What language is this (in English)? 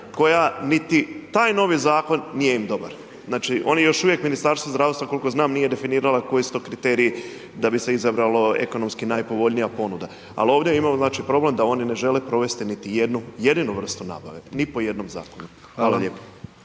Croatian